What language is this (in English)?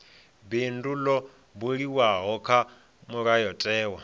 Venda